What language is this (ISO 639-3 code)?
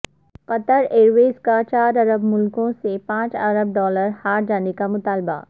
urd